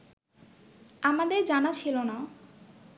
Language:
Bangla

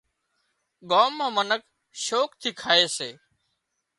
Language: Wadiyara Koli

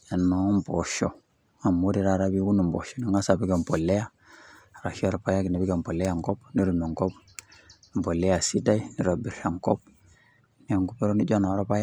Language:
Masai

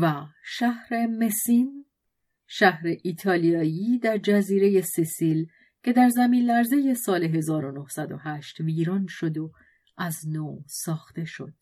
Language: Persian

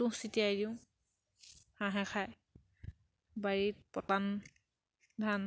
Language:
Assamese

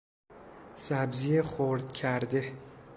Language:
Persian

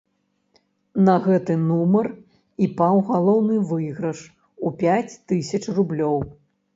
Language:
Belarusian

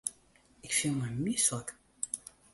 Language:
Western Frisian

